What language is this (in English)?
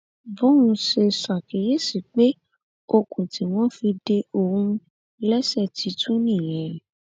Yoruba